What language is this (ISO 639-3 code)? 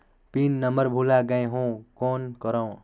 hne